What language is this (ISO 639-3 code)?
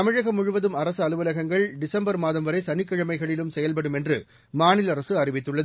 tam